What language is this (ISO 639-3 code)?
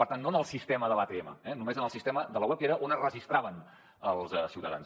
cat